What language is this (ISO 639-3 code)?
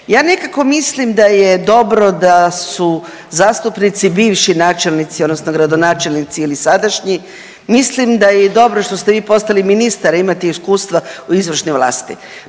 hrv